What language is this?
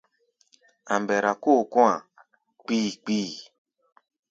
Gbaya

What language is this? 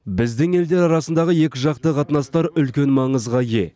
Kazakh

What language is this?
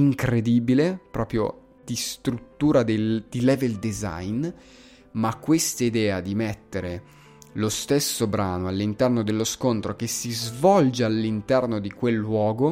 Italian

